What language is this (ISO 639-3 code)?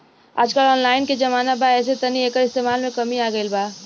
bho